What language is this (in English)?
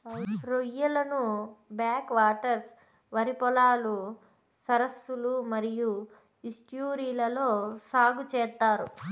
Telugu